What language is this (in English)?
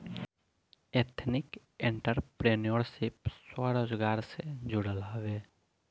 Bhojpuri